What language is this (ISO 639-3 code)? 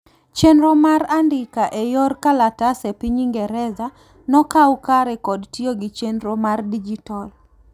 luo